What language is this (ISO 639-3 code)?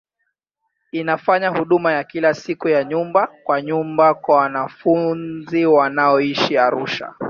swa